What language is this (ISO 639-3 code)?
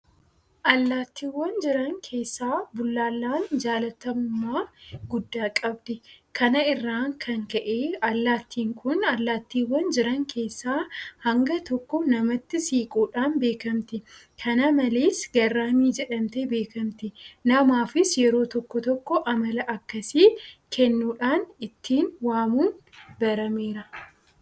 orm